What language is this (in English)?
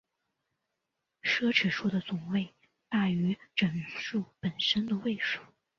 Chinese